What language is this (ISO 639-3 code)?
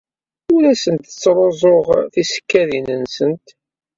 kab